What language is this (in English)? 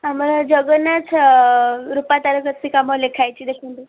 Odia